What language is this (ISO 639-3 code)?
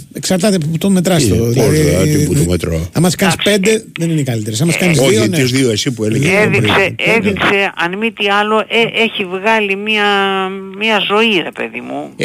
ell